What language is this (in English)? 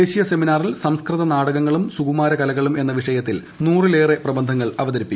Malayalam